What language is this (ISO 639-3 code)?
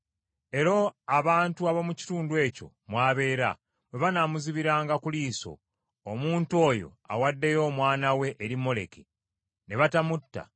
lug